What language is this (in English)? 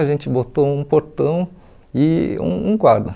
Portuguese